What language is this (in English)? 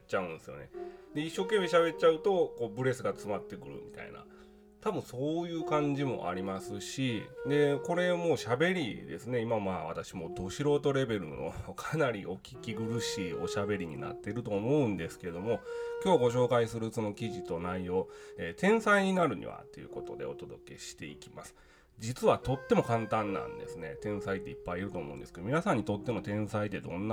Japanese